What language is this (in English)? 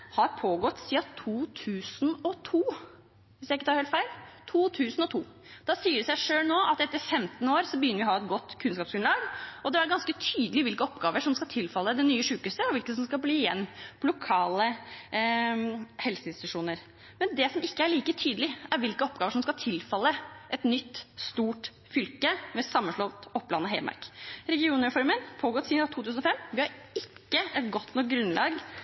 Norwegian Bokmål